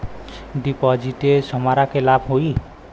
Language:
Bhojpuri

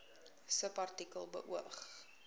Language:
Afrikaans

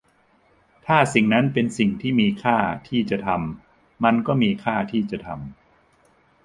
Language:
Thai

